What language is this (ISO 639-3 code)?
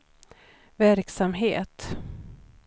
swe